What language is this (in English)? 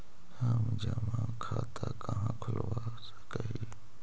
Magahi